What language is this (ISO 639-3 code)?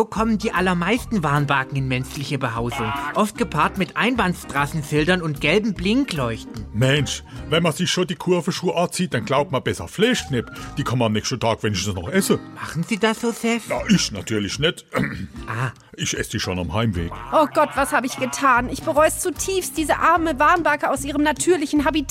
deu